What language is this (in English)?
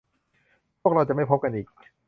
Thai